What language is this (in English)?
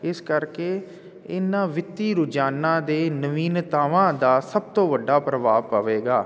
Punjabi